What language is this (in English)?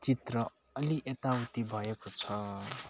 Nepali